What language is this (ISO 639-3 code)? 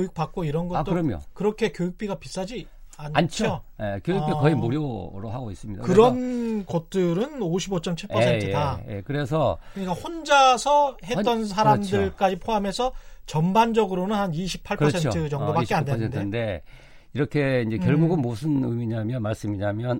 kor